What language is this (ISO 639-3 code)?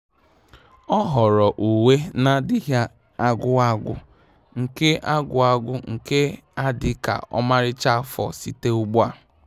ibo